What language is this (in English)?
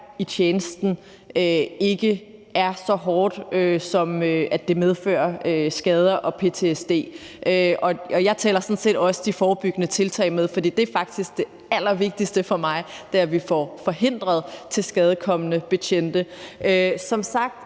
Danish